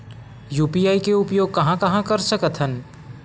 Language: Chhattisgarhi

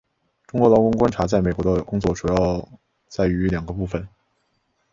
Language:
Chinese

